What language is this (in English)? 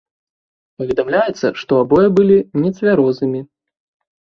Belarusian